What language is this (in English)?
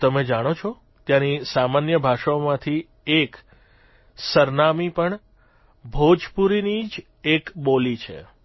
Gujarati